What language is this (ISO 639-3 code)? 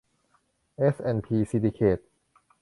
tha